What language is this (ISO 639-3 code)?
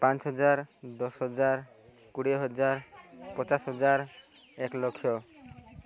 ori